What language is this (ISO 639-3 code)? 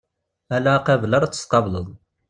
kab